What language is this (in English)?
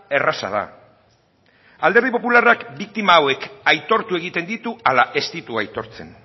Basque